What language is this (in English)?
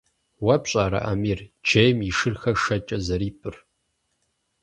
Kabardian